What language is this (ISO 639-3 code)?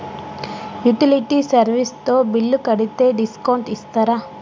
tel